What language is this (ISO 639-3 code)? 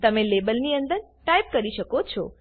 guj